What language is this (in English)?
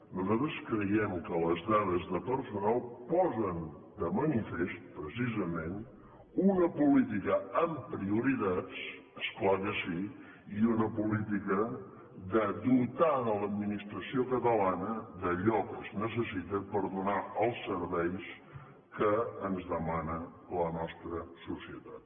Catalan